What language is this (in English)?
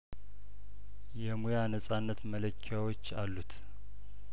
Amharic